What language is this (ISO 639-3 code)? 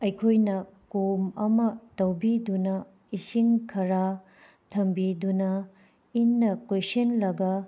mni